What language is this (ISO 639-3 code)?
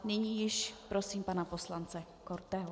ces